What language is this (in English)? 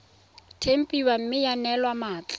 Tswana